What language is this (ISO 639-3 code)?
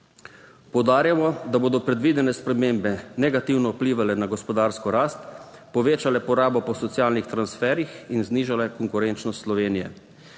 slv